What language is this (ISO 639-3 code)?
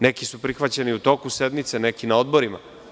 srp